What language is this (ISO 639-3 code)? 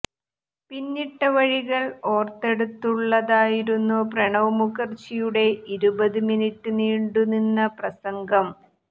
mal